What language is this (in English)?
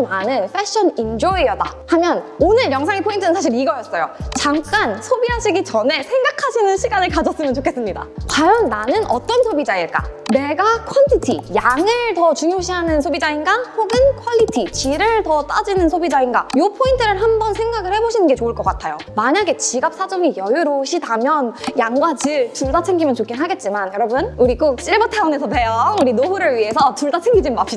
Korean